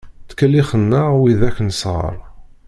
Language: Kabyle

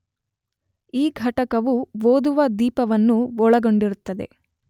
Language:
Kannada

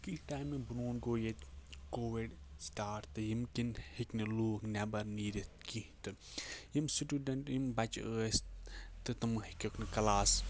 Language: Kashmiri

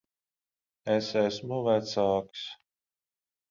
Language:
Latvian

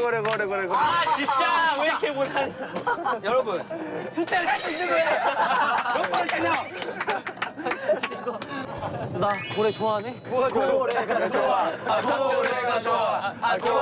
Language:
Korean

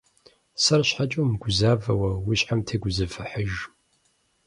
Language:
Kabardian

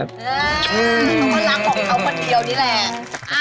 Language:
Thai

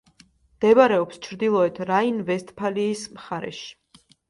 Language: Georgian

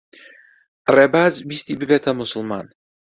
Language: Central Kurdish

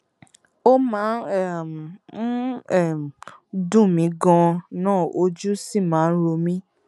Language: Yoruba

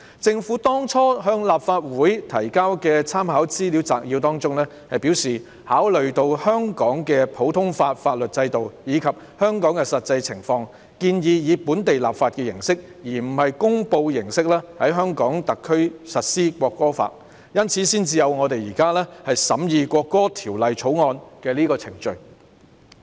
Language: Cantonese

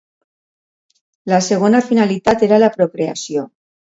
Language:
Catalan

